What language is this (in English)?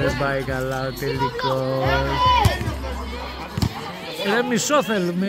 Greek